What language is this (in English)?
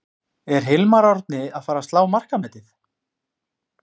Icelandic